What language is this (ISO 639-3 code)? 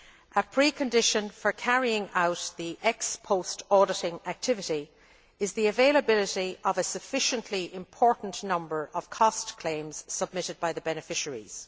eng